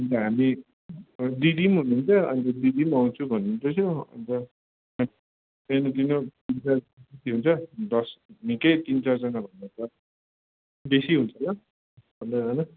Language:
Nepali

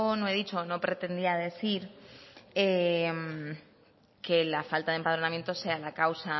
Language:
Spanish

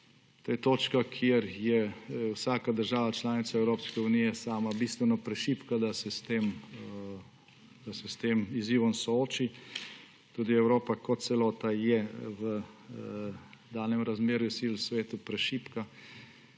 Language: Slovenian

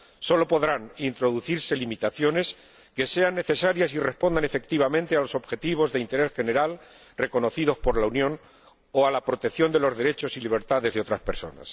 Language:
Spanish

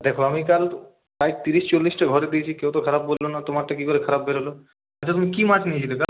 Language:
Bangla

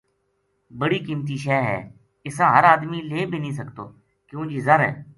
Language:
Gujari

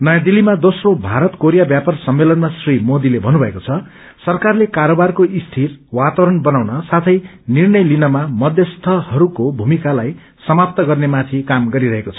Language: Nepali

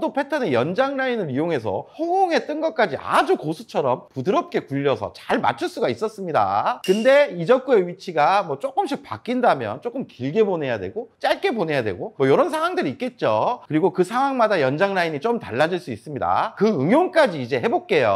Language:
Korean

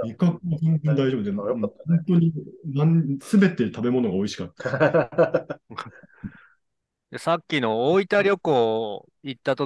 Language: Japanese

